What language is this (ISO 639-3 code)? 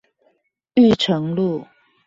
zho